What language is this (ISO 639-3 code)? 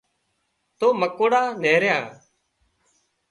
kxp